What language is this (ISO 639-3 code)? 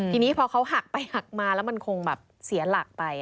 tha